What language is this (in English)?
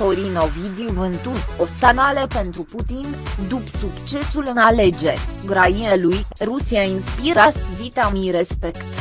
Romanian